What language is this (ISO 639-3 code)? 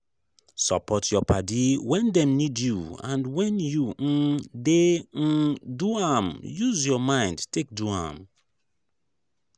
pcm